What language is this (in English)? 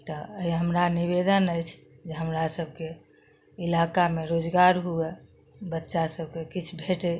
Maithili